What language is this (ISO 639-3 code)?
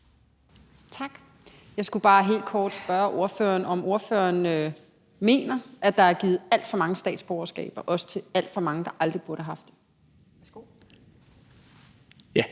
dan